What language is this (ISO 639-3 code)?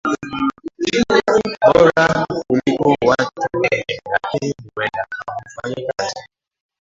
swa